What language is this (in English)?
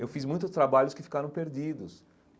Portuguese